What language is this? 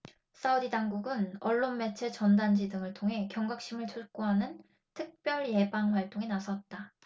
Korean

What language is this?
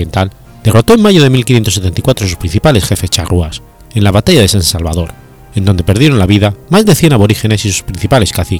Spanish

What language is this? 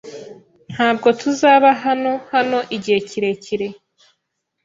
Kinyarwanda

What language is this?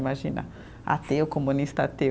Portuguese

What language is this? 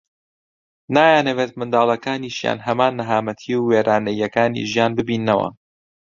Central Kurdish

